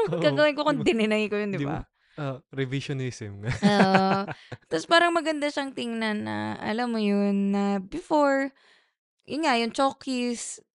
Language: Filipino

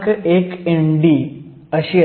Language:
Marathi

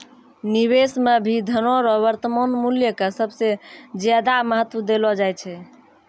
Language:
Maithili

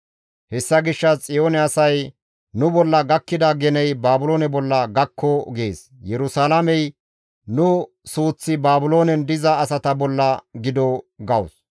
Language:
Gamo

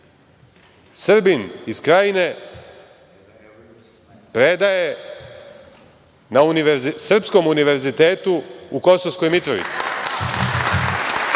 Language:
Serbian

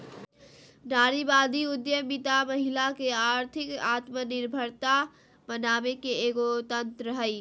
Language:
Magahi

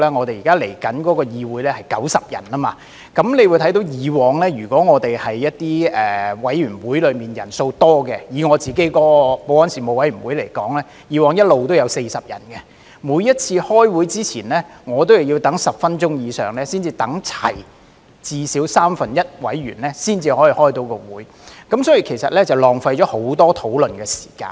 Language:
Cantonese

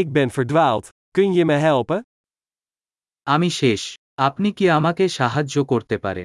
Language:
Dutch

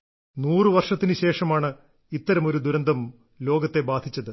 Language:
Malayalam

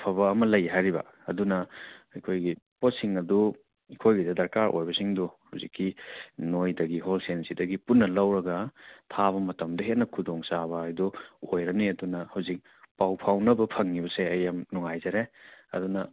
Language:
Manipuri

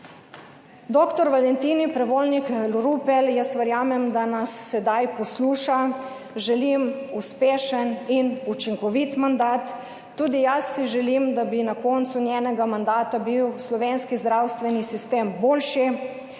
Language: Slovenian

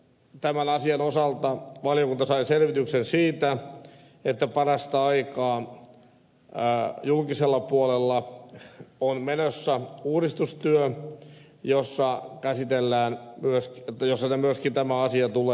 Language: Finnish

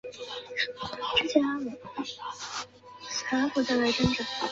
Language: Chinese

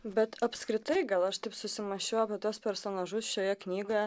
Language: Lithuanian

